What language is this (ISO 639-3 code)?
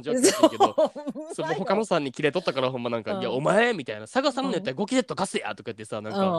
jpn